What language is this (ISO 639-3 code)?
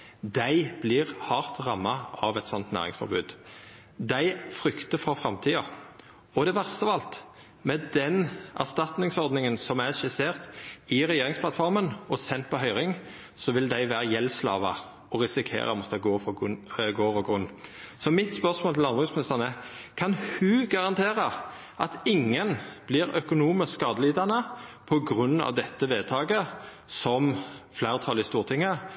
nno